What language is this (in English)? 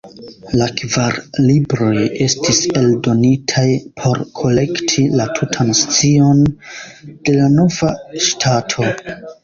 Esperanto